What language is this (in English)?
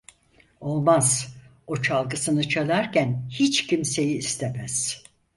Turkish